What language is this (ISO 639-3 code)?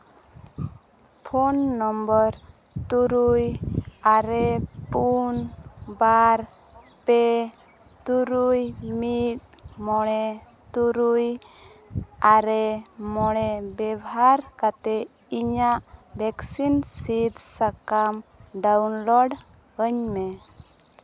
sat